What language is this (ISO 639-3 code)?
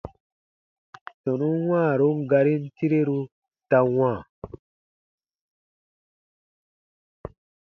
bba